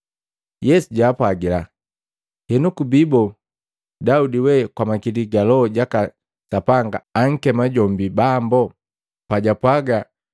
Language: Matengo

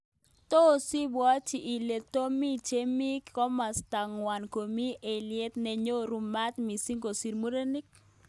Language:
Kalenjin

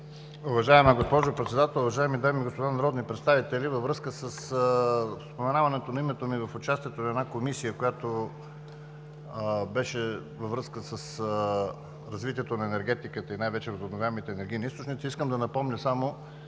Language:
Bulgarian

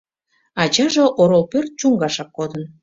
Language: Mari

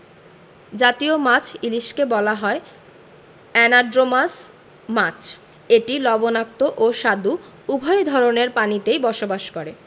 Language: Bangla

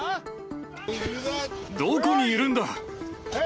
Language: Japanese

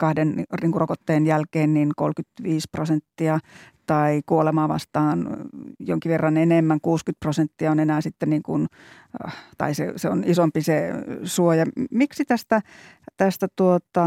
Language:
Finnish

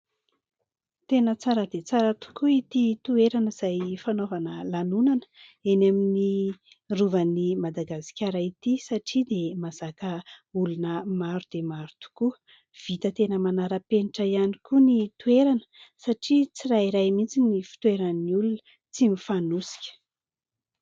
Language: Malagasy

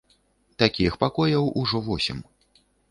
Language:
Belarusian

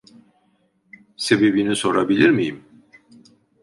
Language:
Turkish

